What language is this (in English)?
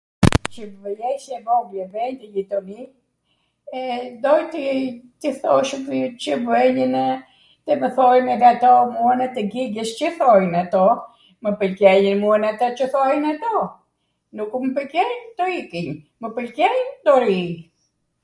Arvanitika Albanian